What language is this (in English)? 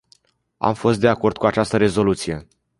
Romanian